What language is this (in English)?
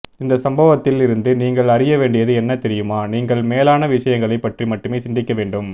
Tamil